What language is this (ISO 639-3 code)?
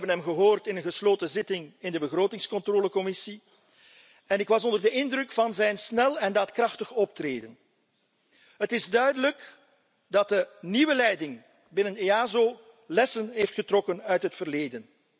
nld